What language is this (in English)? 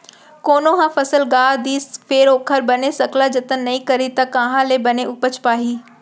Chhattisgarhi